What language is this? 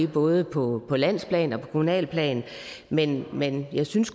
Danish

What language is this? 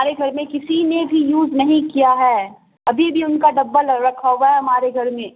Urdu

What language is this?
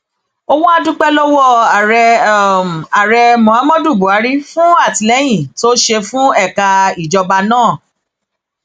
Yoruba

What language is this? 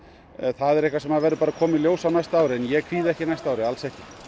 Icelandic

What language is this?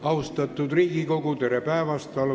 Estonian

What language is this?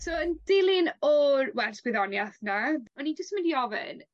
Welsh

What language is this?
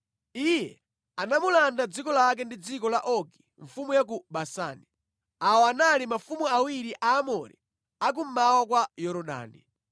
Nyanja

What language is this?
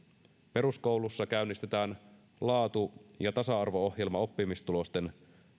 Finnish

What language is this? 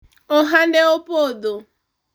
Luo (Kenya and Tanzania)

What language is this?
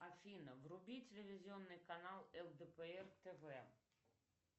Russian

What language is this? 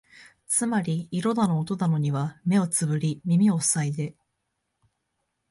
Japanese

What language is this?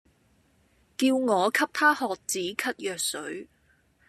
Cantonese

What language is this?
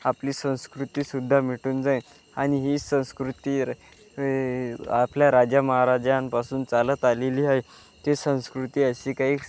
Marathi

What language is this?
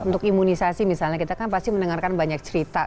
Indonesian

